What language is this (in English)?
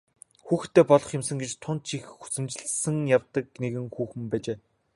Mongolian